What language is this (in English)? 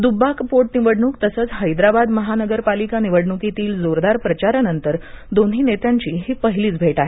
Marathi